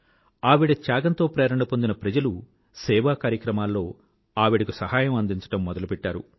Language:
Telugu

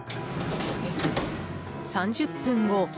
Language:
Japanese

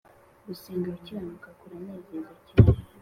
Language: Kinyarwanda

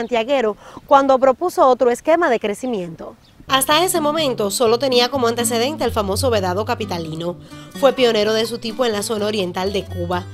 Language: Spanish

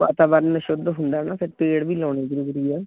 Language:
Punjabi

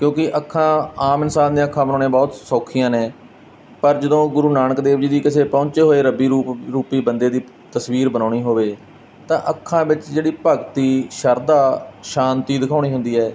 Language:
Punjabi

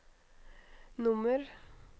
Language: Norwegian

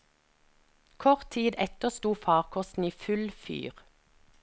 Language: Norwegian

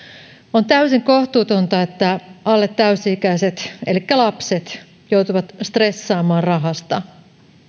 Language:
Finnish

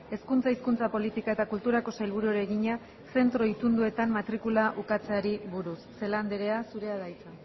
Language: Basque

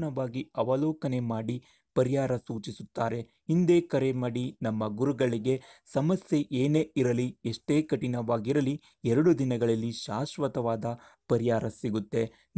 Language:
Romanian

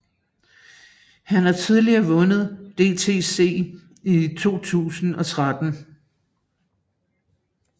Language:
Danish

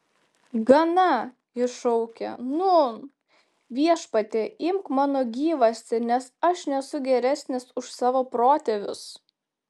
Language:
Lithuanian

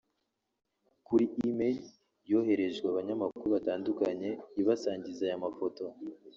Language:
Kinyarwanda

